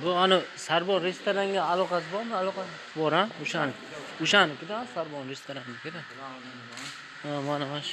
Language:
Uzbek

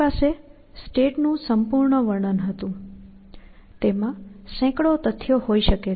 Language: Gujarati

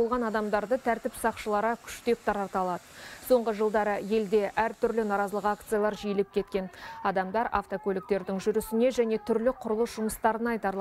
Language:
Russian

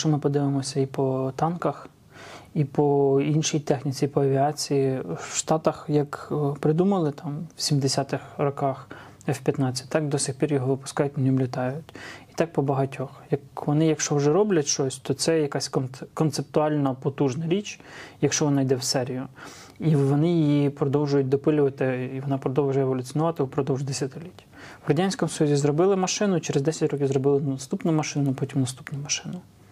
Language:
Ukrainian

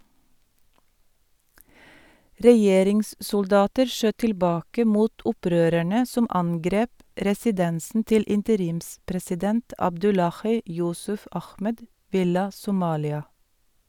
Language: Norwegian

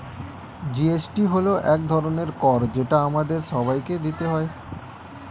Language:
Bangla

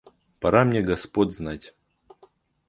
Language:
Russian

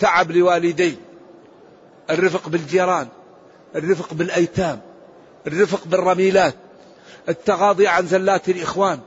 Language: Arabic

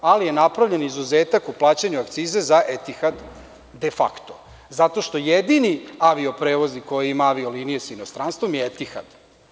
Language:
Serbian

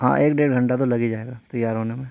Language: Urdu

